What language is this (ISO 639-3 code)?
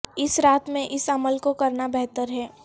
urd